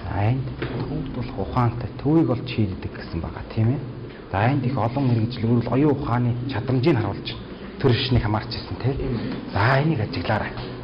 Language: Korean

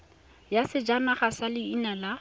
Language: Tswana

